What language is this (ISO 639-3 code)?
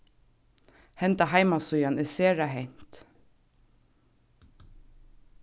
fao